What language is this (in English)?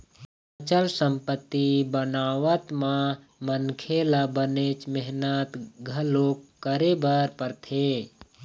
Chhattisgarhi